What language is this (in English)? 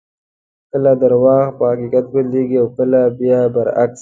Pashto